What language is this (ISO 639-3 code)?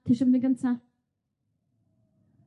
cym